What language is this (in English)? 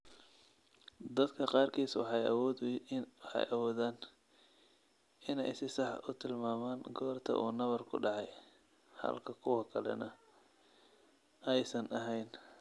Somali